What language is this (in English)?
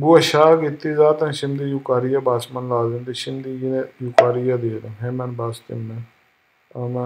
Turkish